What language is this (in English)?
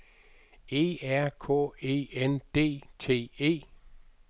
Danish